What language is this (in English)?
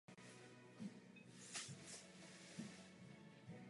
Czech